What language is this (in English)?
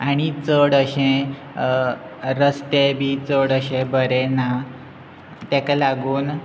Konkani